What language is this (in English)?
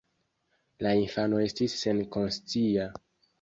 Esperanto